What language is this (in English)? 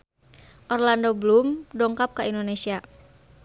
Sundanese